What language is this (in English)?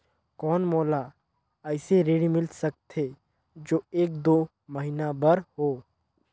Chhattisgarhi